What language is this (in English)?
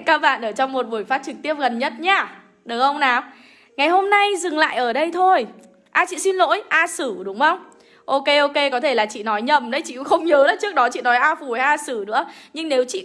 Vietnamese